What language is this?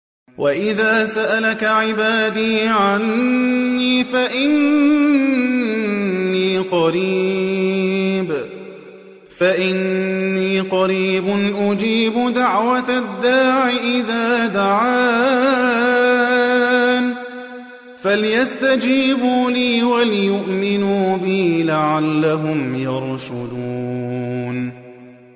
Arabic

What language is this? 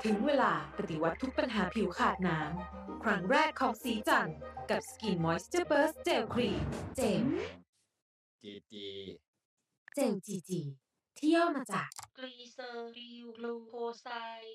Thai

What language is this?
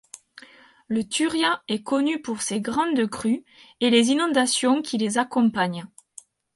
French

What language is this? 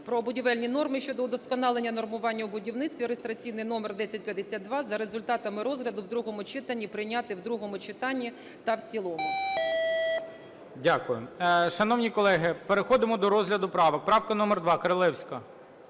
Ukrainian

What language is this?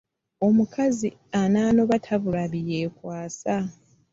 Ganda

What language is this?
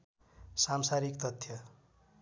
Nepali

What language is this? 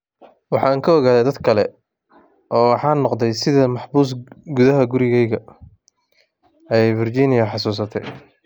Somali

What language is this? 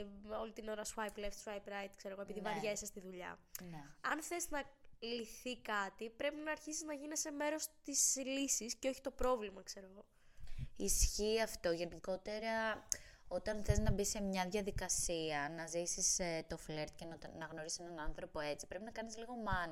Greek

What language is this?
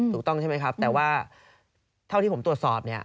Thai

